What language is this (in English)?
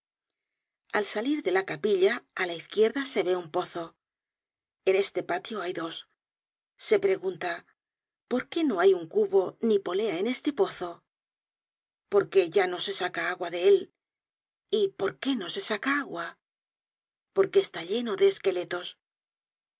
Spanish